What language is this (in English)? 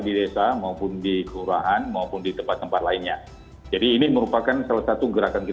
Indonesian